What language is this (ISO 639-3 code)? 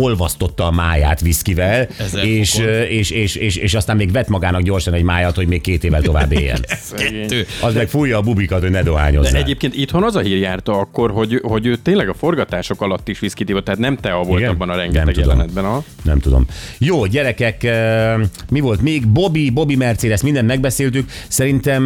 hun